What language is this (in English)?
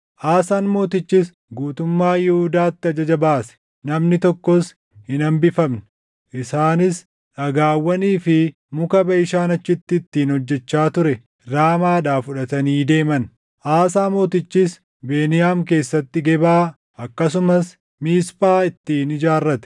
Oromo